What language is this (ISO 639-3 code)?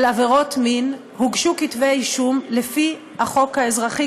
heb